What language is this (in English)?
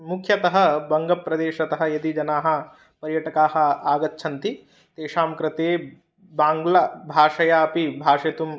Sanskrit